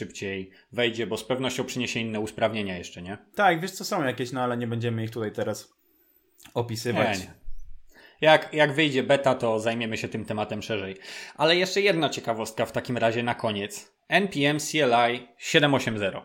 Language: Polish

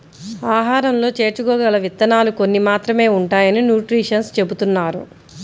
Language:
Telugu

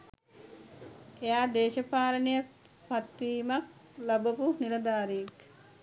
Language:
Sinhala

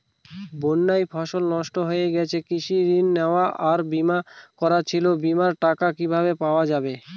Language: Bangla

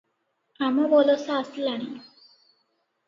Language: Odia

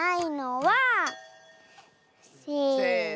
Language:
Japanese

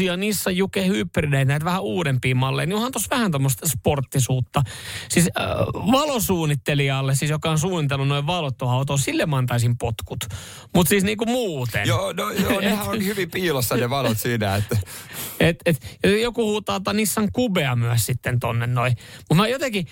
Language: Finnish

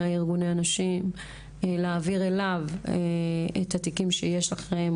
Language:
Hebrew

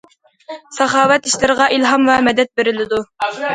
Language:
Uyghur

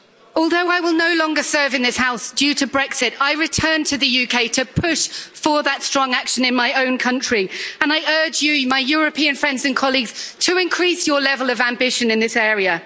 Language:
English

